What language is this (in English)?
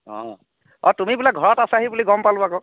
Assamese